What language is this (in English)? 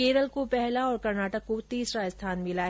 Hindi